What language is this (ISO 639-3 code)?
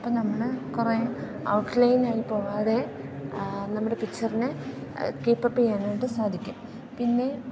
mal